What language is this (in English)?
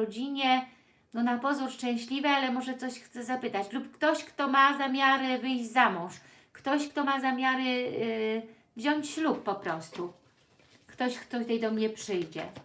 Polish